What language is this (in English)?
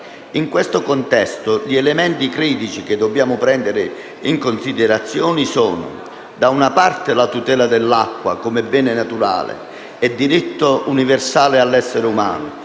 Italian